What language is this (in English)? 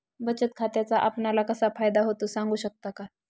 Marathi